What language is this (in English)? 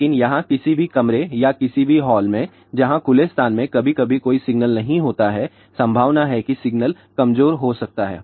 Hindi